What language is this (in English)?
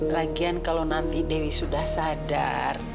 Indonesian